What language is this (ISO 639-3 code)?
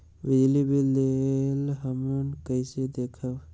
mag